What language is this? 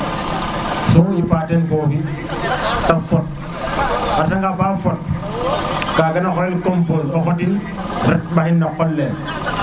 Serer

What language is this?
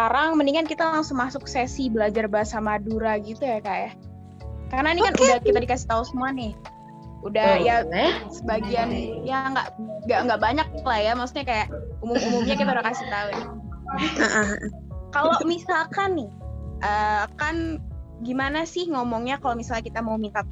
Indonesian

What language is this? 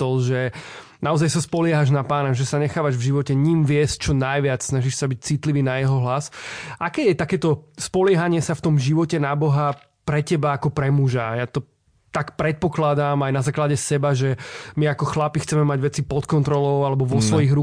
Slovak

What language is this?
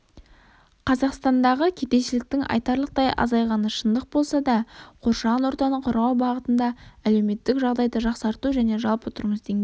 Kazakh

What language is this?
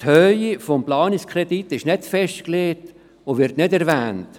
Swiss German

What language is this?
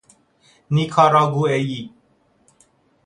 Persian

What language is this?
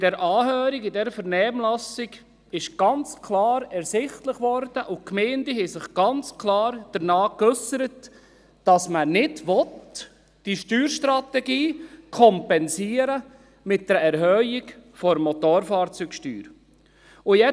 Swiss German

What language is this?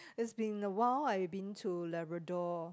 English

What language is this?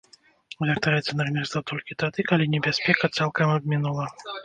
Belarusian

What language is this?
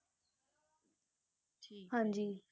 Punjabi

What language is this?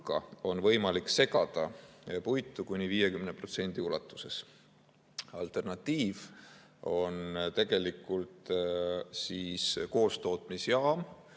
Estonian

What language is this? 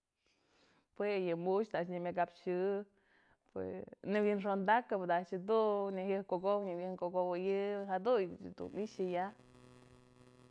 Mazatlán Mixe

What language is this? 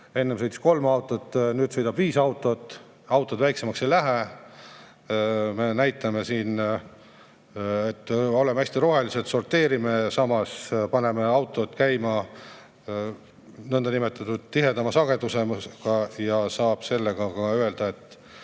Estonian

